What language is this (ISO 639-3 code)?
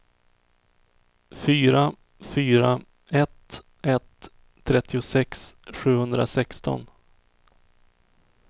swe